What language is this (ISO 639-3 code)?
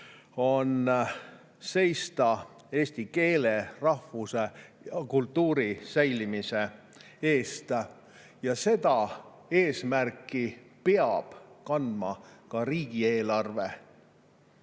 est